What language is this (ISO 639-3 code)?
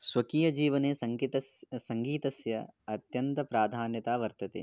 san